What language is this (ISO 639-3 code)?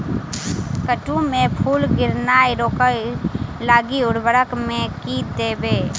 mai